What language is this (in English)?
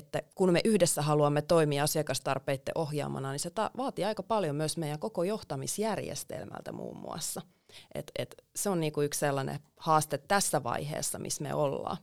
Finnish